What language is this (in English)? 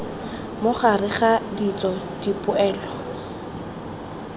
Tswana